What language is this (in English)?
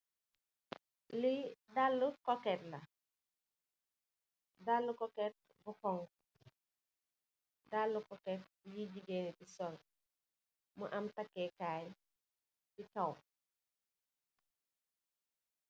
Wolof